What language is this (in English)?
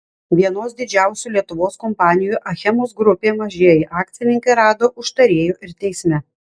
Lithuanian